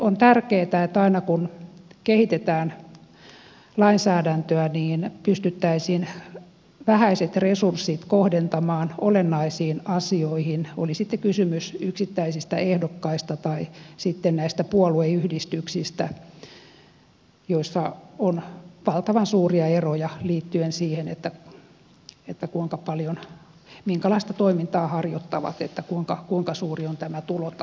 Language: Finnish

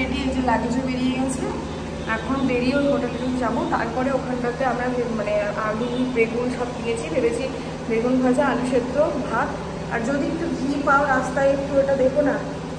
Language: Bangla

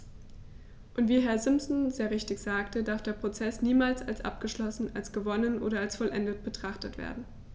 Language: German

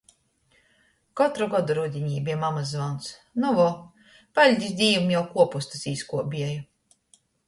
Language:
Latgalian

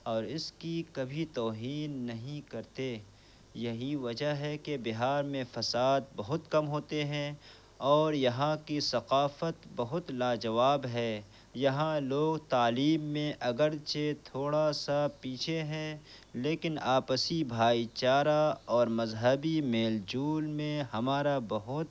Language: Urdu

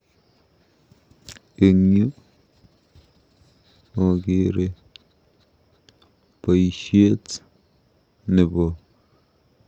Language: Kalenjin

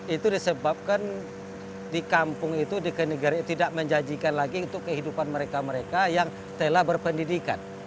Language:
Indonesian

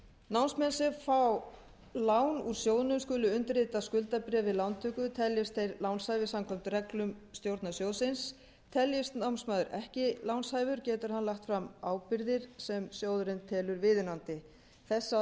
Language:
Icelandic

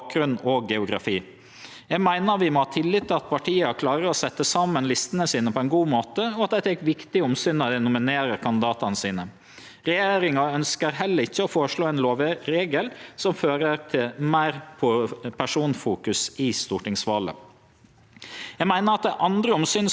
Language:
Norwegian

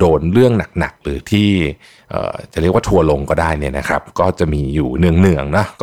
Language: Thai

